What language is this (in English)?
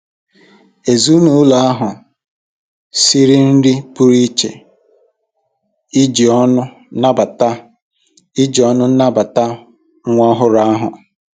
Igbo